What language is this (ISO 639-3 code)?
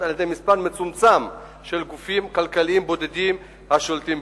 heb